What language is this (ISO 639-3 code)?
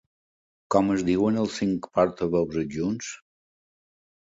cat